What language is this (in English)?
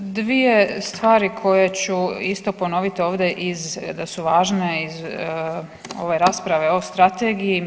Croatian